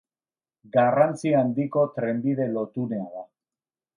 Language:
Basque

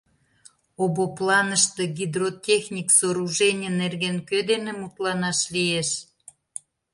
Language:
Mari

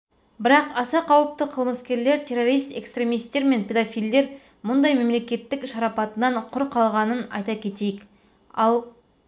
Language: Kazakh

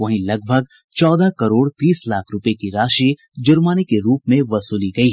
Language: Hindi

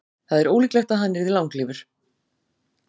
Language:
Icelandic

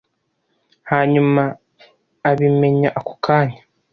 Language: Kinyarwanda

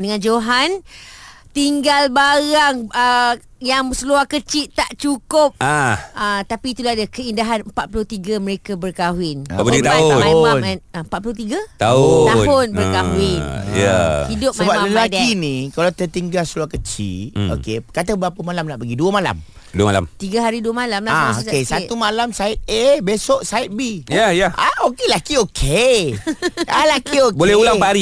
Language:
Malay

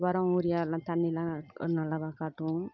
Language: Tamil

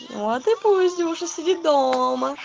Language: Russian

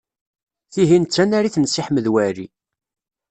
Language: Kabyle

